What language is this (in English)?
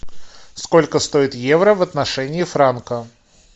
Russian